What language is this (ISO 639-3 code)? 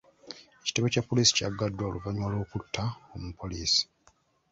lug